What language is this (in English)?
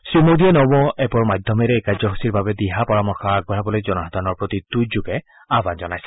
Assamese